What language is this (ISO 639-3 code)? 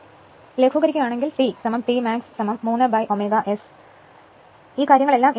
mal